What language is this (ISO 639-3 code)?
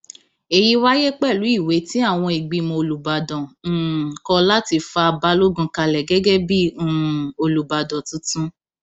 yor